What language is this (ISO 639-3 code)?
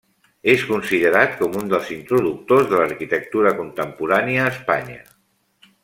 cat